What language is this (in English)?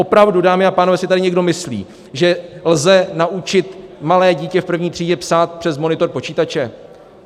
Czech